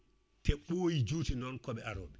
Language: Fula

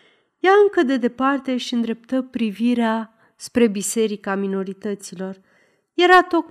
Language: Romanian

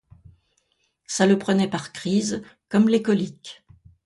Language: French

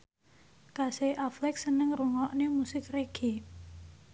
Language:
Javanese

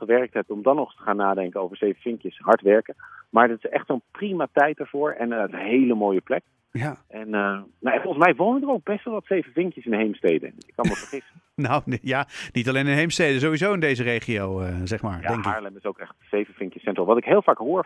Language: Dutch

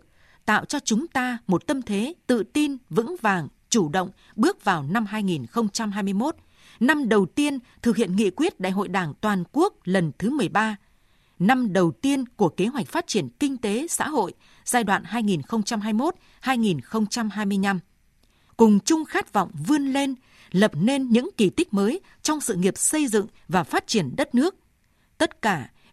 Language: Vietnamese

